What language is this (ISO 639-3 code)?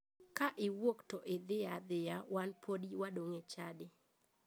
luo